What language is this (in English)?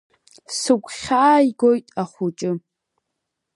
Abkhazian